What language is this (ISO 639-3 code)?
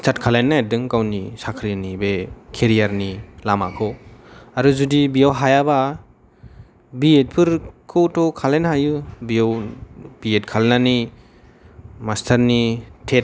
brx